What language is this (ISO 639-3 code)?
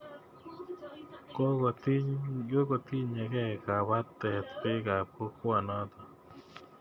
kln